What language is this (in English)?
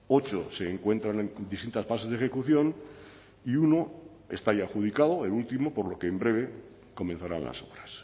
Spanish